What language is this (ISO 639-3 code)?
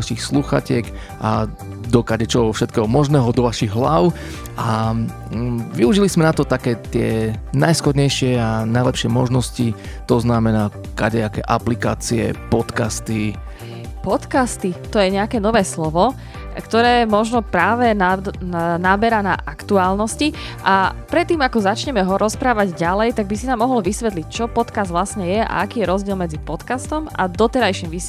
slk